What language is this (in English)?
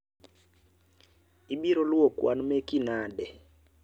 Luo (Kenya and Tanzania)